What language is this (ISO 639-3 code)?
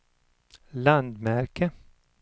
swe